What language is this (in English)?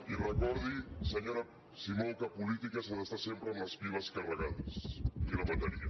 Catalan